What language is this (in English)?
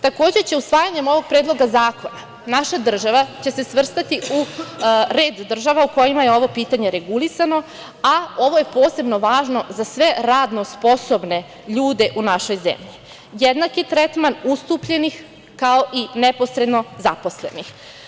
Serbian